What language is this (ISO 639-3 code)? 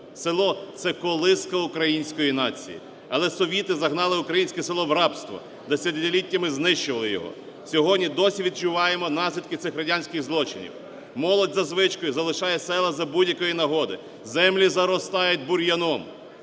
ukr